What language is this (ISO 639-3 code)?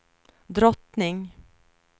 swe